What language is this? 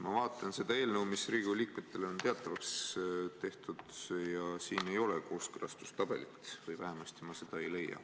Estonian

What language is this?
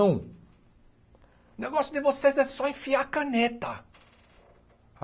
Portuguese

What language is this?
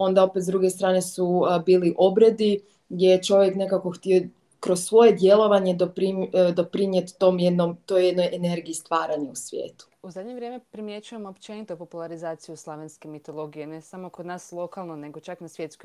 Croatian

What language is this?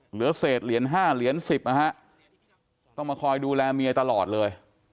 Thai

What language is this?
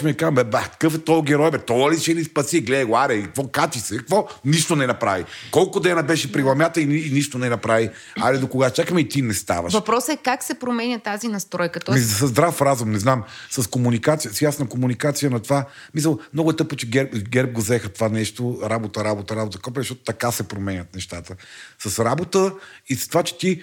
Bulgarian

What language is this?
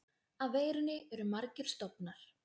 Icelandic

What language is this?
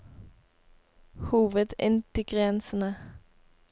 Norwegian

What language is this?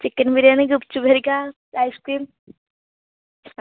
Odia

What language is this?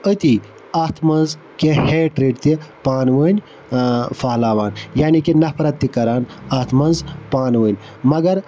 Kashmiri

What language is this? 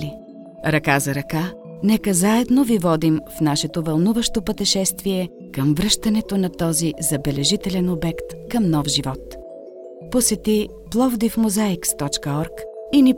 Bulgarian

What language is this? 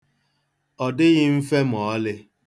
Igbo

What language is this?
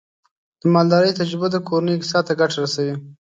Pashto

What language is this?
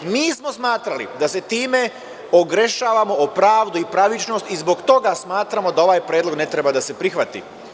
Serbian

